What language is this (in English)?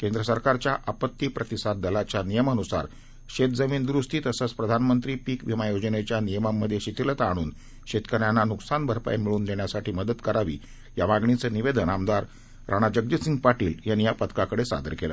Marathi